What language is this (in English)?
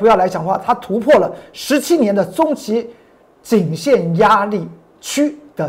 Chinese